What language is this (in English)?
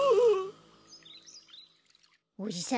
Japanese